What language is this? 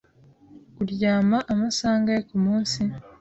Kinyarwanda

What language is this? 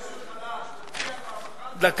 Hebrew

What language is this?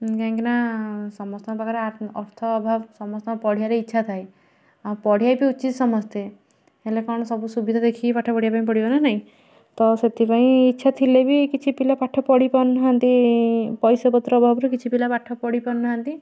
Odia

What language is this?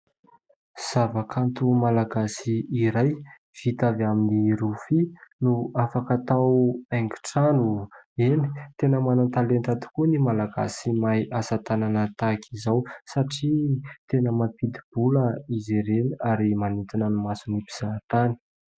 Malagasy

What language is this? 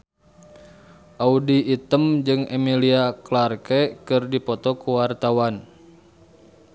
Sundanese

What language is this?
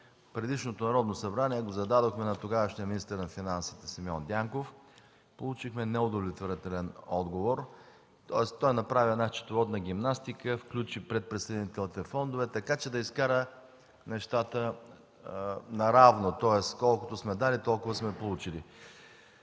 Bulgarian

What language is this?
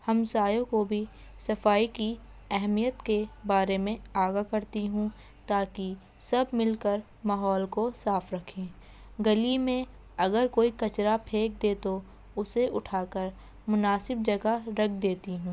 Urdu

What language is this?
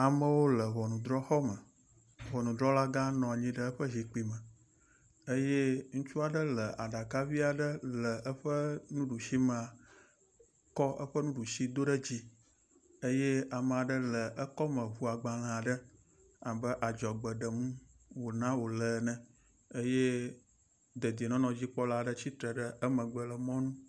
Ewe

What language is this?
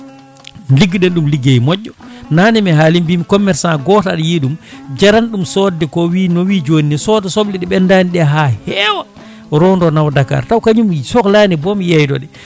Fula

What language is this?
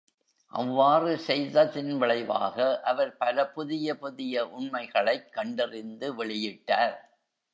Tamil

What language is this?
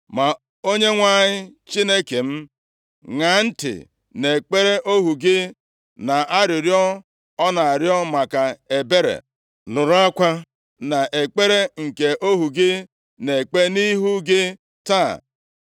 Igbo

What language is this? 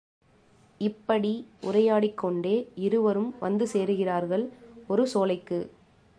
Tamil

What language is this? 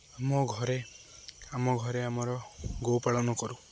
Odia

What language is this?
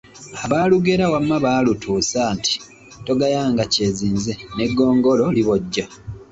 Ganda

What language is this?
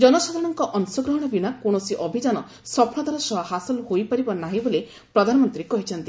Odia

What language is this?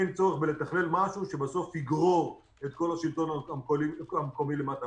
Hebrew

